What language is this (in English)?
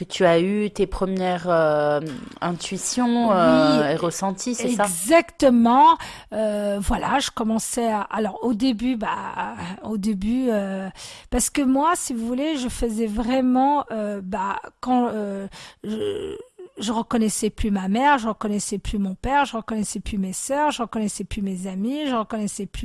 French